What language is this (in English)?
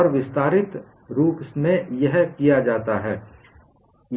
Hindi